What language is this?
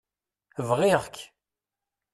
Kabyle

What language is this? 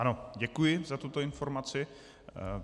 Czech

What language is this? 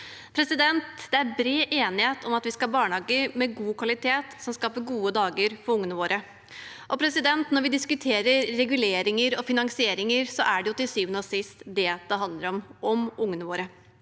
Norwegian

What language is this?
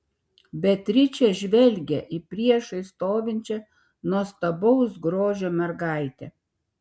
Lithuanian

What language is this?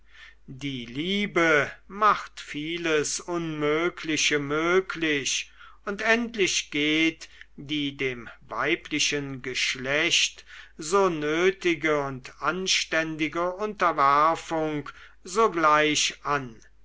German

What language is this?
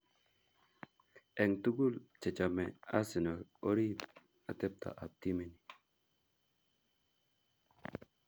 Kalenjin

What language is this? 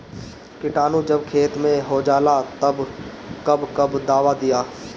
Bhojpuri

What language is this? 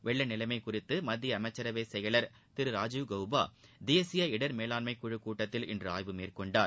Tamil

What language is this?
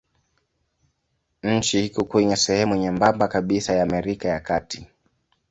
Swahili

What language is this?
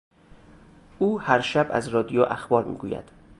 Persian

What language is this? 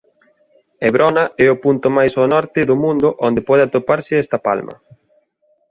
Galician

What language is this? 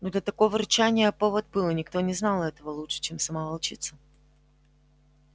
Russian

